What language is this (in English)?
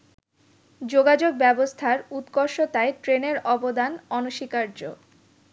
Bangla